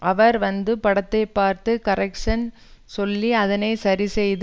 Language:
Tamil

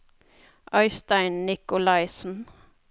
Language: Norwegian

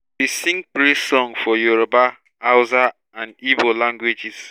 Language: Nigerian Pidgin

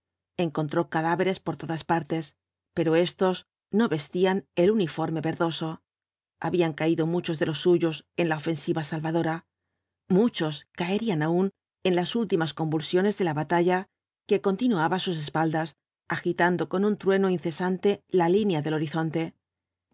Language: Spanish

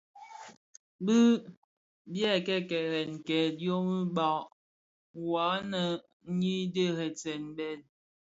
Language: Bafia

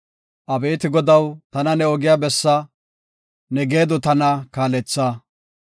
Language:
Gofa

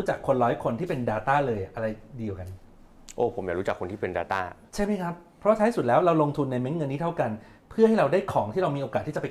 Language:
Thai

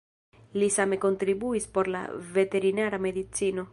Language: Esperanto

